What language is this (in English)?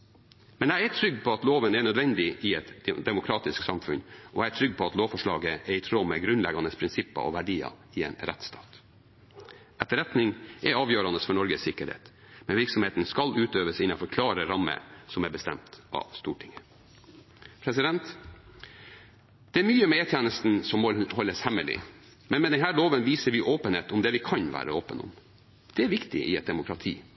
Norwegian Bokmål